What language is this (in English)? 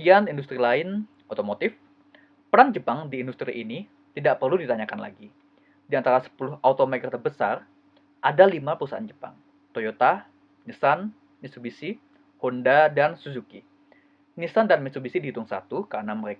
Indonesian